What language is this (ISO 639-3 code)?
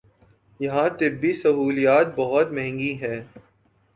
urd